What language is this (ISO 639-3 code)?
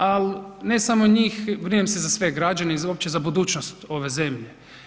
hrv